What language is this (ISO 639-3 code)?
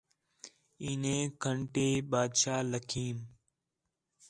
xhe